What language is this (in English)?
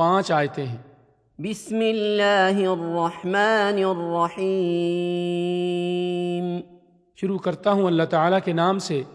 Urdu